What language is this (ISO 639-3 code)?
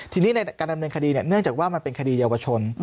tha